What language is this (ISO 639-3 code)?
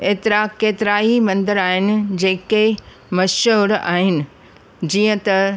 snd